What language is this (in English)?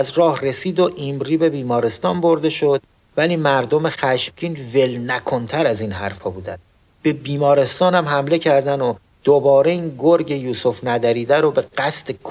Persian